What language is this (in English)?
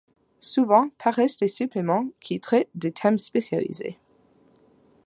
French